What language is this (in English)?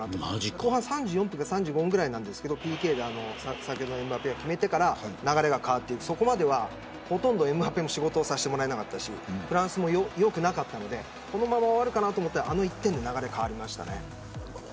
Japanese